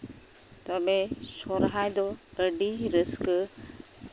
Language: Santali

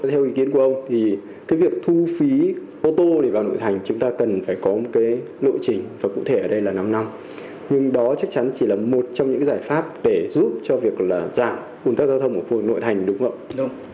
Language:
Vietnamese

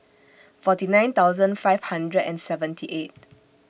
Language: English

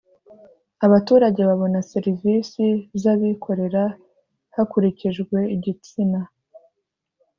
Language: Kinyarwanda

